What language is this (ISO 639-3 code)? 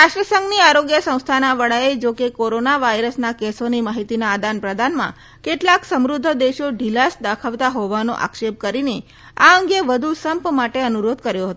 guj